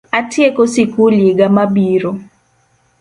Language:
Luo (Kenya and Tanzania)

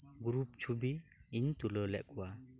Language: Santali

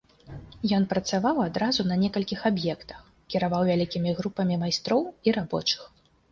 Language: Belarusian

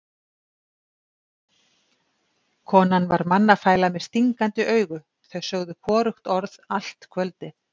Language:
Icelandic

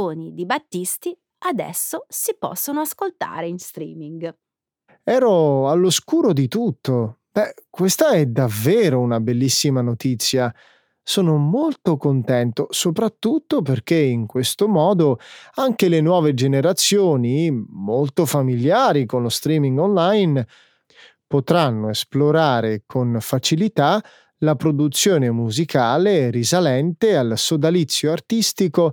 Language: Italian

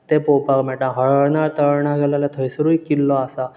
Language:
Konkani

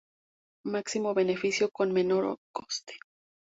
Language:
Spanish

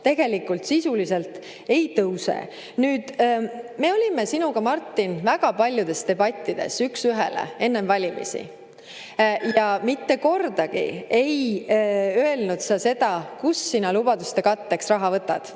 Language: Estonian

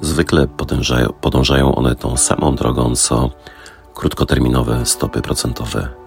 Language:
Polish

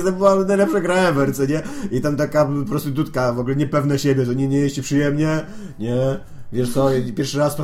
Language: Polish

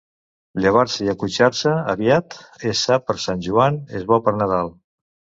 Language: Catalan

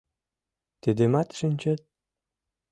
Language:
Mari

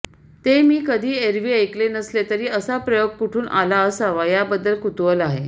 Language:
Marathi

